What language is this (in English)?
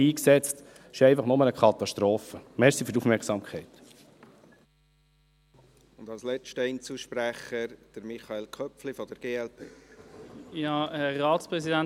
Swiss German